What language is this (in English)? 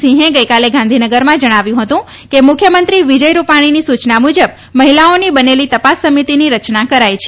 Gujarati